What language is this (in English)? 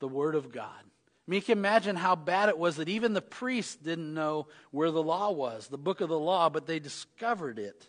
English